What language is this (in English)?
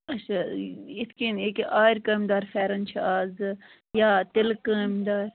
Kashmiri